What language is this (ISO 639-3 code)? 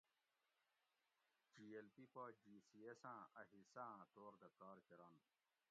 gwc